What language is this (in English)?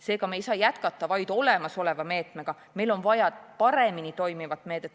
Estonian